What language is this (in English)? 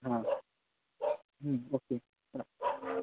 Marathi